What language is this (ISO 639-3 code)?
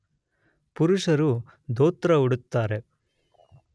kan